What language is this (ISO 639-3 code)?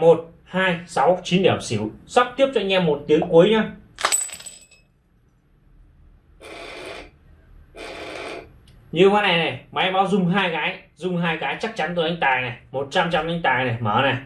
vie